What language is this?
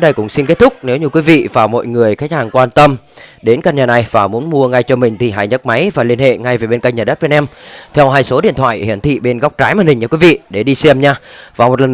Vietnamese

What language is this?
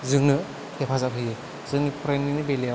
Bodo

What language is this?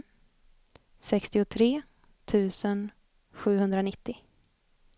Swedish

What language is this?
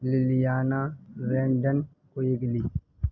Urdu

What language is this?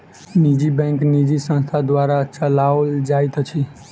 Maithili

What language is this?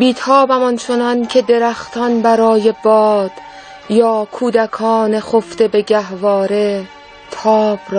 Persian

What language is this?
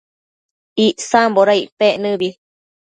Matsés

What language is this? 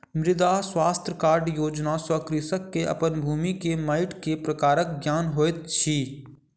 Maithili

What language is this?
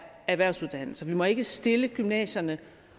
Danish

